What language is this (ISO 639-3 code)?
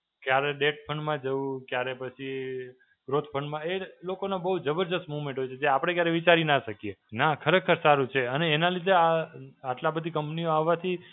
guj